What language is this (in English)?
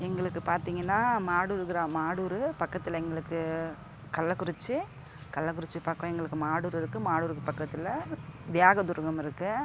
Tamil